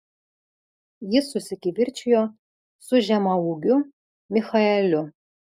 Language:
Lithuanian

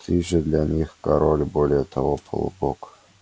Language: Russian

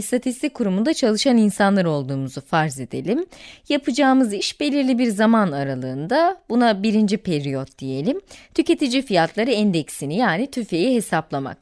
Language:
Turkish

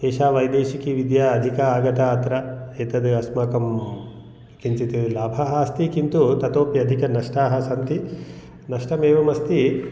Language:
Sanskrit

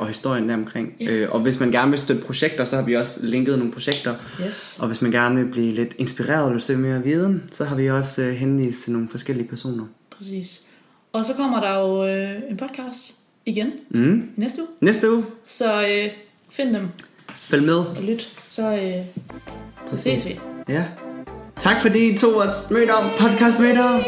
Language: Danish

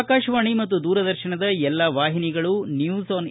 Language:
Kannada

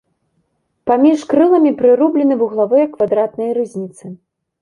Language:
Belarusian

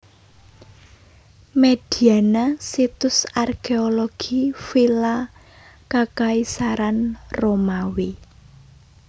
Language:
Javanese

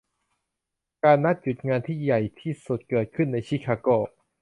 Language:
Thai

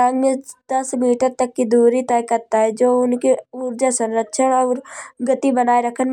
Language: Kanauji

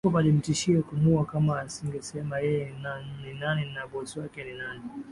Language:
Swahili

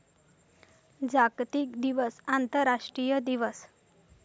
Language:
Marathi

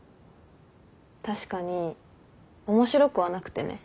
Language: Japanese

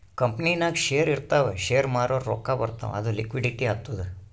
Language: Kannada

